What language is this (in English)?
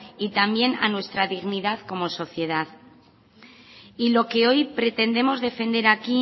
Spanish